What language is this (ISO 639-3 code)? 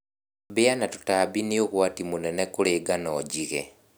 kik